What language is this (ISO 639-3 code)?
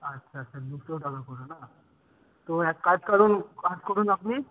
ben